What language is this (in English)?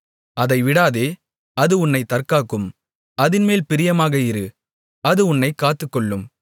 Tamil